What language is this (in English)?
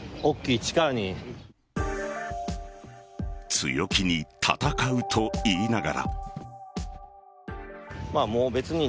Japanese